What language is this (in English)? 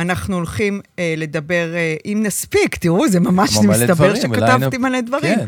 Hebrew